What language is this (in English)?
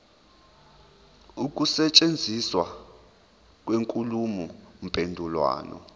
Zulu